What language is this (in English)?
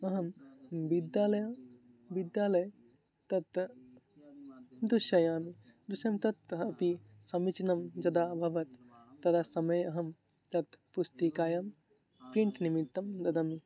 Sanskrit